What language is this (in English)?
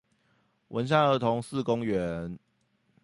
Chinese